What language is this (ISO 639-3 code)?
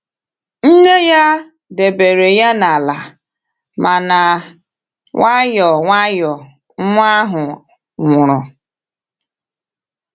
ibo